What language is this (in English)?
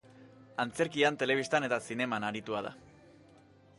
Basque